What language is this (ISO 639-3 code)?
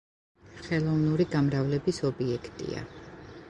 kat